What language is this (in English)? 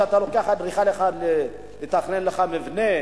Hebrew